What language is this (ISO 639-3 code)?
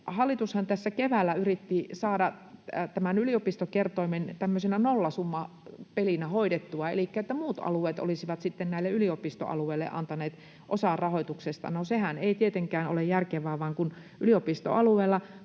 fin